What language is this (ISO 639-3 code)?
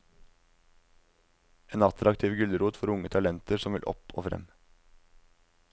nor